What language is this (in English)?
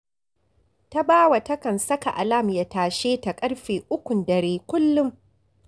Hausa